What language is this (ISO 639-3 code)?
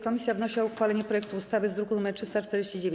pol